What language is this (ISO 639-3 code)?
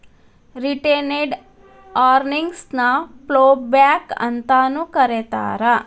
kan